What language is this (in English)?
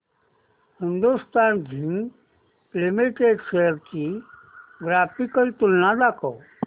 Marathi